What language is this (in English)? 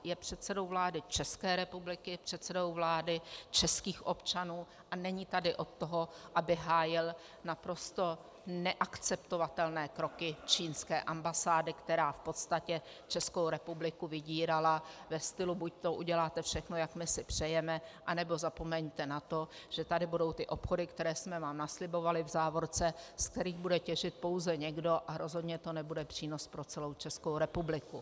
Czech